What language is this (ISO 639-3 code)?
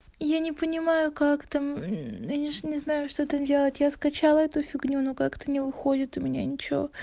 rus